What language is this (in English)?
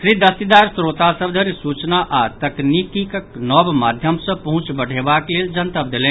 Maithili